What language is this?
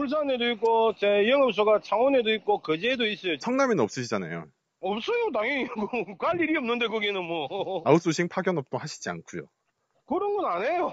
Korean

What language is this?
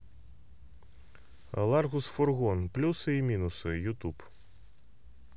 Russian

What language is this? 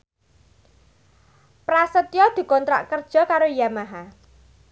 Javanese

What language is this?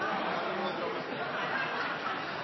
Norwegian Bokmål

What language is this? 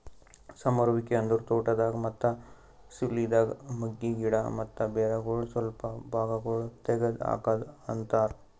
Kannada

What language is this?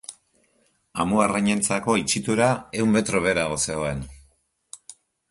Basque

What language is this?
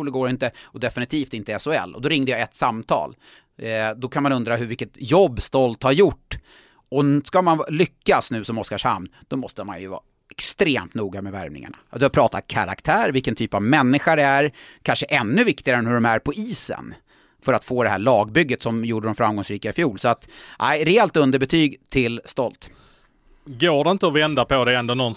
Swedish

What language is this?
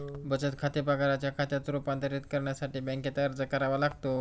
Marathi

